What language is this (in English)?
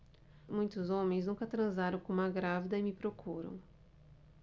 Portuguese